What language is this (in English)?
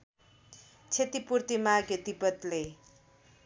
Nepali